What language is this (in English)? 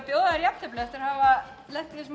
Icelandic